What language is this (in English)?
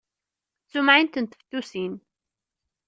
Kabyle